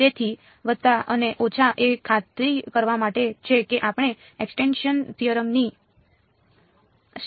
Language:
Gujarati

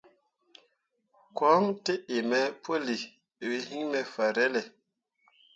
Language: Mundang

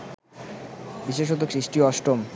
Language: Bangla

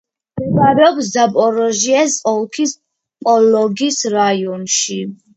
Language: Georgian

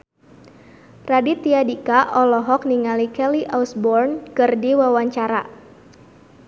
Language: Sundanese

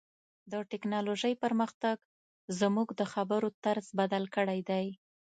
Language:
Pashto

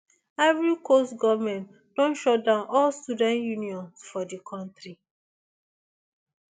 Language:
Nigerian Pidgin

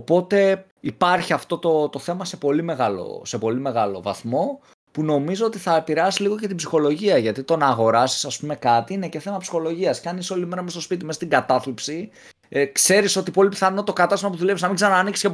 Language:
Greek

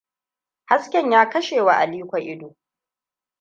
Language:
Hausa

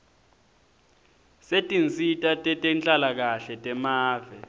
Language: Swati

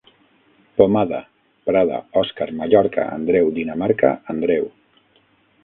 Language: Catalan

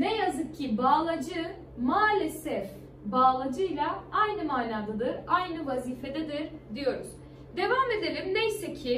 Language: Turkish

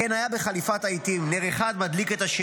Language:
Hebrew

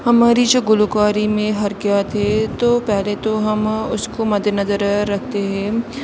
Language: Urdu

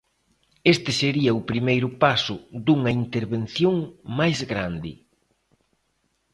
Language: Galician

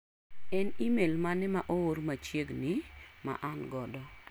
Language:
Luo (Kenya and Tanzania)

